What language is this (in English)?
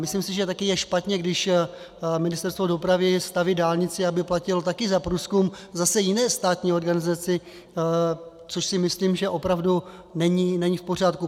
Czech